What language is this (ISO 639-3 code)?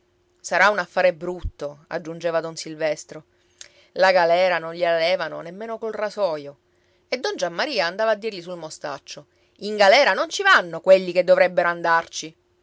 ita